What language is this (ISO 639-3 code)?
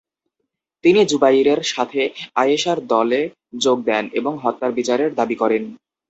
ben